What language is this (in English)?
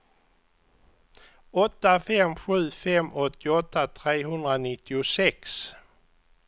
Swedish